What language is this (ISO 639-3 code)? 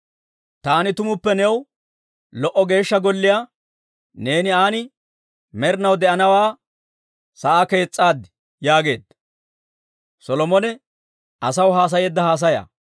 dwr